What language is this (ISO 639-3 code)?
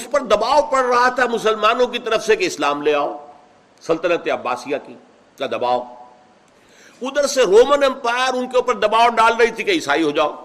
urd